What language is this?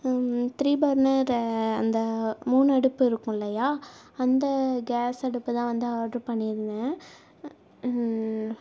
Tamil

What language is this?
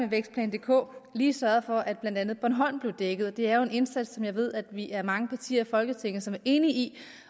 Danish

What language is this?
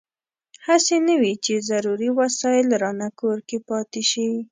Pashto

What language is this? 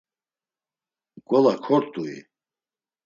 Laz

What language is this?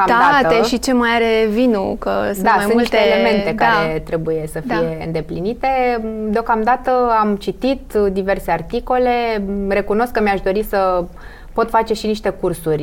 Romanian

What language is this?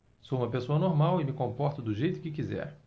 Portuguese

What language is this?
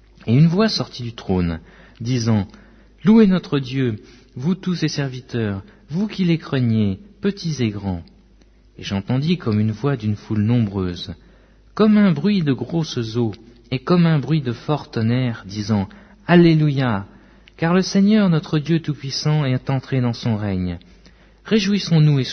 French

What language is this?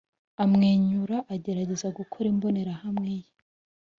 Kinyarwanda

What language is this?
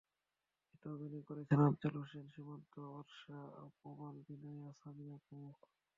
Bangla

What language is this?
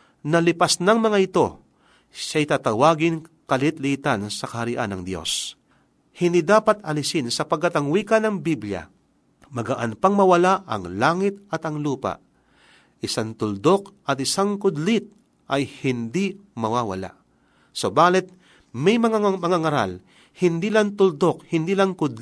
Filipino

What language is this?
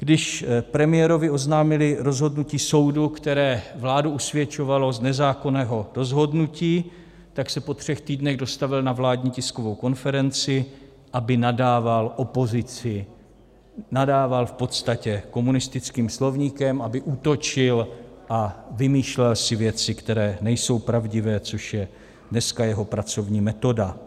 Czech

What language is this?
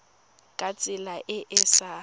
Tswana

